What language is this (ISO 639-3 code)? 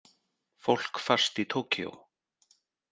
isl